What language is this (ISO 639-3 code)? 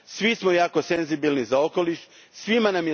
hrv